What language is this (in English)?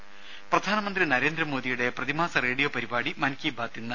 Malayalam